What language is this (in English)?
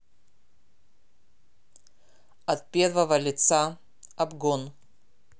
Russian